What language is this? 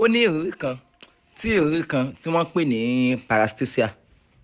Yoruba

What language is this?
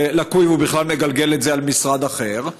Hebrew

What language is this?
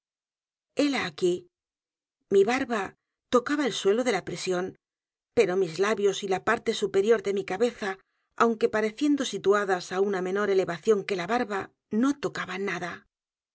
Spanish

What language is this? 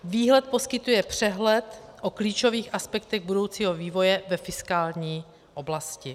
Czech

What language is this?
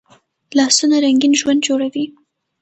Pashto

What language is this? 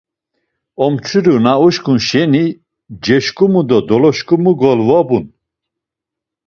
Laz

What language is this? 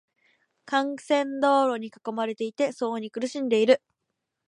Japanese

